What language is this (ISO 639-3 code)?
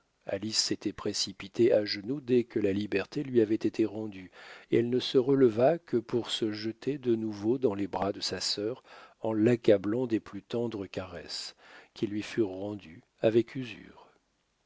fra